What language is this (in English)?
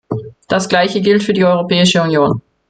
German